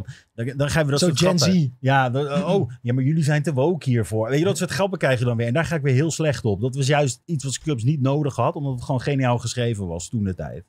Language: Dutch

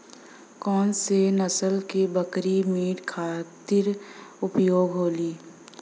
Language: Bhojpuri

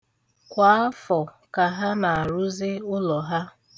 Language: Igbo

